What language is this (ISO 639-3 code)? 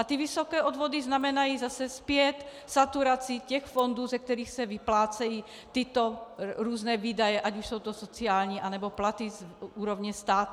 ces